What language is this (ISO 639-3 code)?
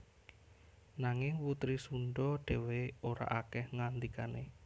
jav